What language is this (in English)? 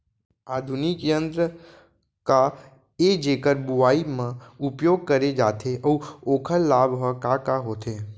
Chhattisgarhi